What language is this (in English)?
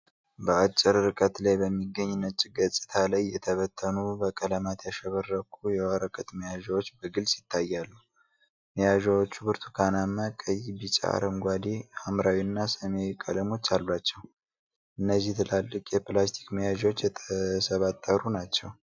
Amharic